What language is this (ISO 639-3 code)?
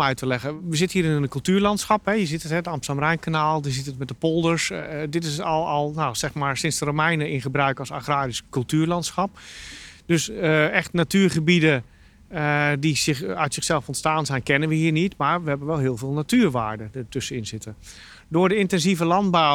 nld